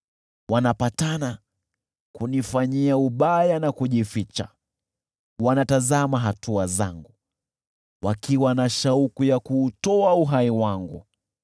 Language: Swahili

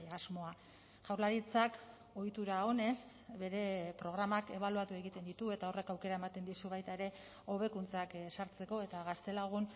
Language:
Basque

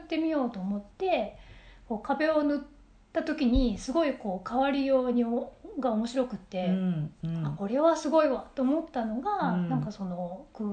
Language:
Japanese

